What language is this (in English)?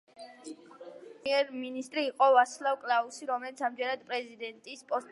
Georgian